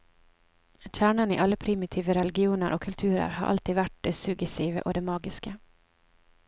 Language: Norwegian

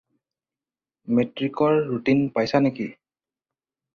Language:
Assamese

